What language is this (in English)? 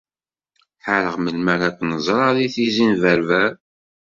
Kabyle